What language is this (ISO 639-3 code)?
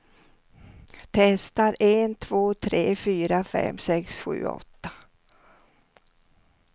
swe